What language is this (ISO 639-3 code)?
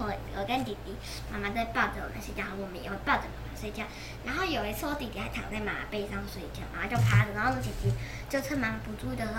zho